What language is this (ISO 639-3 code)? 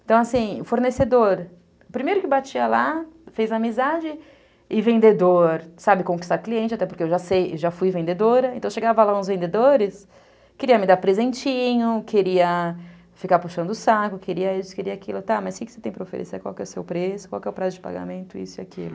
por